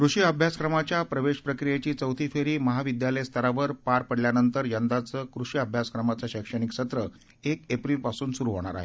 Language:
Marathi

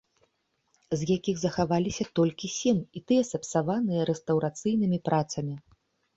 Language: Belarusian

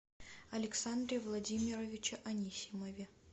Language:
Russian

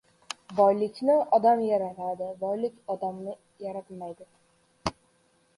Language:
Uzbek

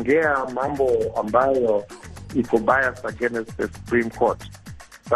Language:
Swahili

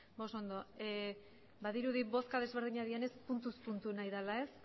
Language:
Basque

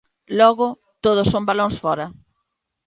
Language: Galician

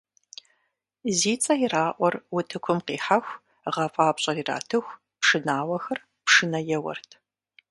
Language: Kabardian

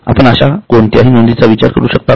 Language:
Marathi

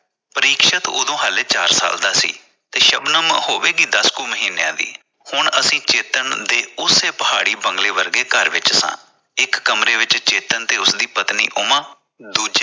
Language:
Punjabi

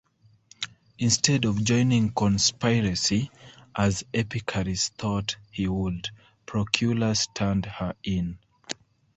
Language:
English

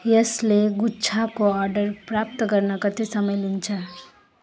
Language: Nepali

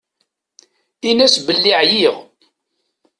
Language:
Kabyle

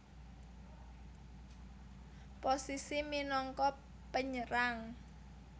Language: Javanese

